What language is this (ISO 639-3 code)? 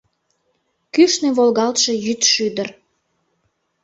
chm